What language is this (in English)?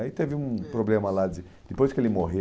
Portuguese